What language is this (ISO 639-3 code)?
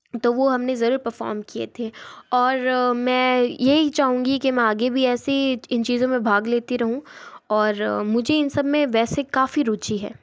hin